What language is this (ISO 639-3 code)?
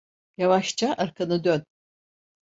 tur